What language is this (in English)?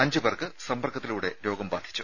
Malayalam